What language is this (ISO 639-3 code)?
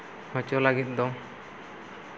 sat